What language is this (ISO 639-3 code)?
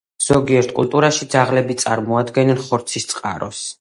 kat